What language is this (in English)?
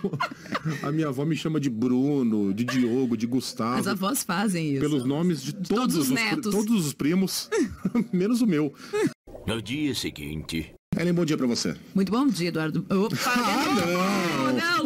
Portuguese